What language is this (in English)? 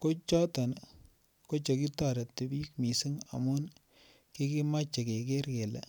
Kalenjin